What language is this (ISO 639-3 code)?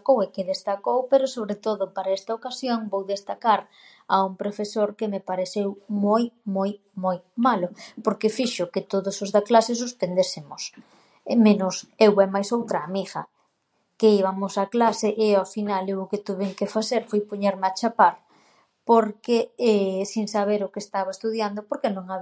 glg